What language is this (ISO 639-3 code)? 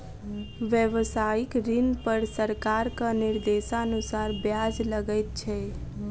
mai